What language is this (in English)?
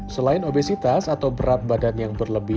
Indonesian